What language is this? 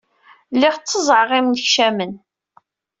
Kabyle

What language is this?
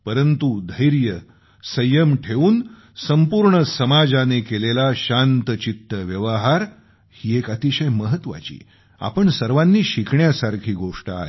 Marathi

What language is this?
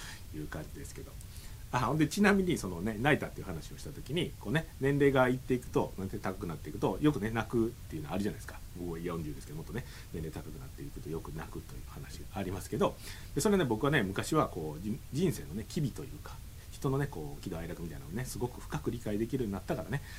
Japanese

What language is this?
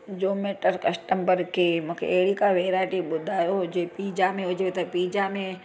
Sindhi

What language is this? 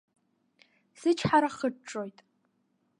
Abkhazian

